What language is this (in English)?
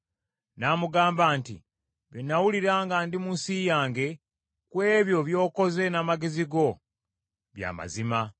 Ganda